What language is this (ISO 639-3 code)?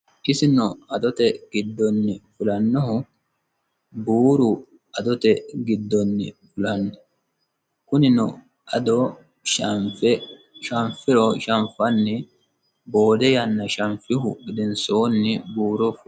sid